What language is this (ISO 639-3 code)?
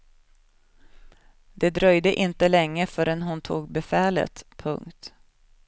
swe